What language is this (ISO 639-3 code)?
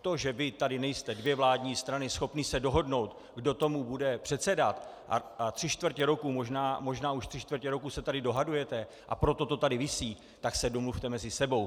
ces